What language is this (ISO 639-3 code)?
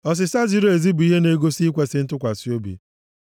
ibo